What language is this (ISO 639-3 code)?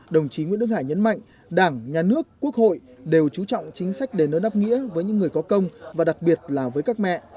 vie